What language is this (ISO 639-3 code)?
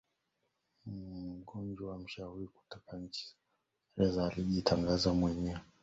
swa